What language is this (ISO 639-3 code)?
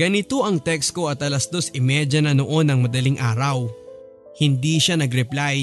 fil